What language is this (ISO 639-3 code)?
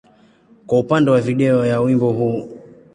swa